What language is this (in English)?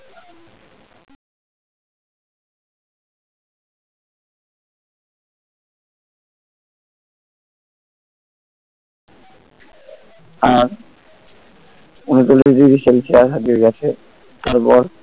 Bangla